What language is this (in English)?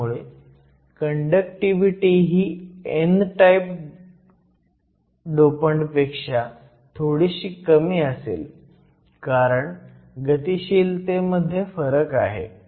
Marathi